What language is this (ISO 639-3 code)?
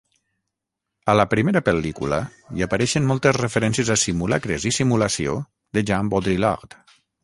cat